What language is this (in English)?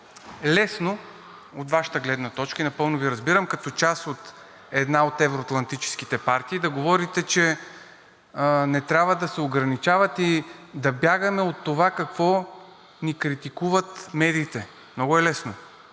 Bulgarian